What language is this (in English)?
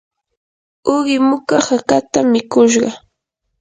Yanahuanca Pasco Quechua